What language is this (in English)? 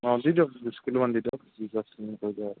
Assamese